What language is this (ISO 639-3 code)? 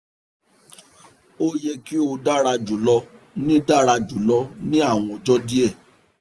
yor